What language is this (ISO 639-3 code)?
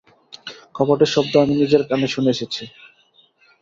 ben